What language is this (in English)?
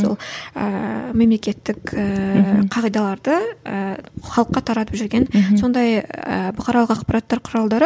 Kazakh